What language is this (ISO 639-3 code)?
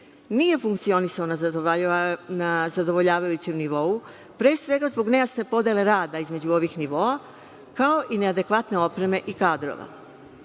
srp